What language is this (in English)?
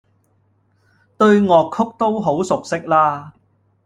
Cantonese